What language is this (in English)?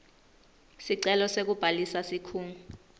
Swati